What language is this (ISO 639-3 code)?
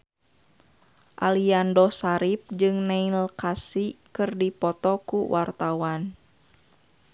sun